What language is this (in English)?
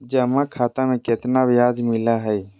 Magahi